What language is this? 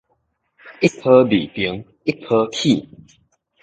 Min Nan Chinese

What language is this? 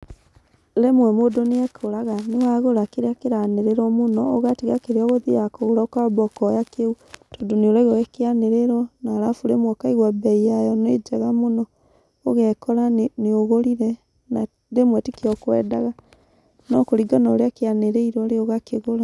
Kikuyu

